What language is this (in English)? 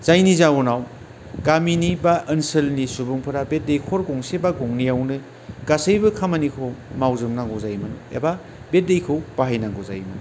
Bodo